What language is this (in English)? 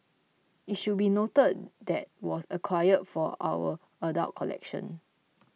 English